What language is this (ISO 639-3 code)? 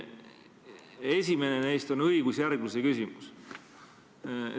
est